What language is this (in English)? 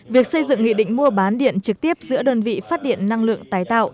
Vietnamese